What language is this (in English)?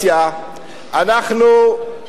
Hebrew